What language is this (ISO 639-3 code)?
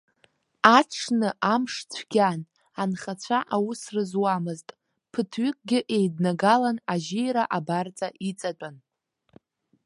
abk